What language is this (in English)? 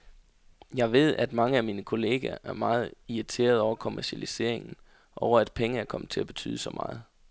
Danish